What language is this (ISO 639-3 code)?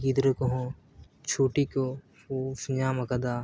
sat